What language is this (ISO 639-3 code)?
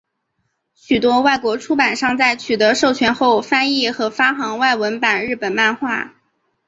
zho